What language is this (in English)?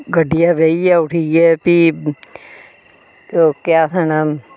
Dogri